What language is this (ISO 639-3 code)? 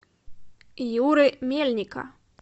rus